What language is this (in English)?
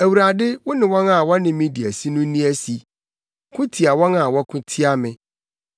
Akan